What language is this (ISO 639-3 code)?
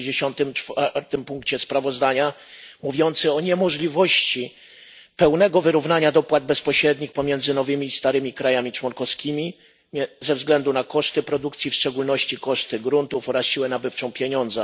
pol